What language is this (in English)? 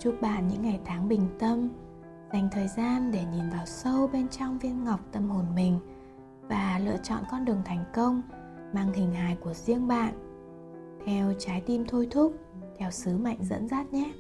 Vietnamese